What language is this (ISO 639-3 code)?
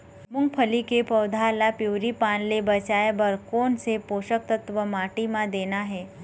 hne